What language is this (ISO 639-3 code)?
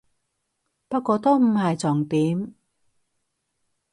yue